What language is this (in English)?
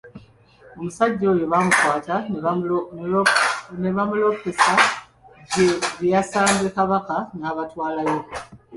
Ganda